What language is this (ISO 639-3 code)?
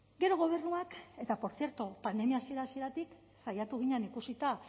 eus